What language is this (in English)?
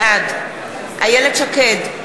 Hebrew